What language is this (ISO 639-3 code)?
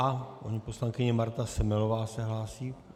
ces